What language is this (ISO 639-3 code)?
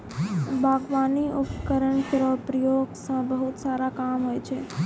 mai